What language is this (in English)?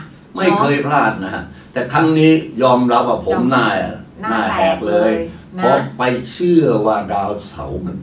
Thai